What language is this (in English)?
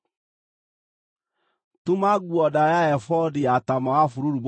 Kikuyu